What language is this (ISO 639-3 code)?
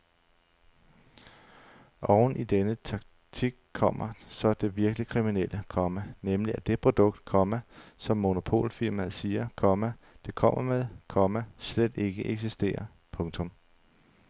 dan